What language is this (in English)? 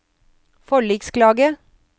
Norwegian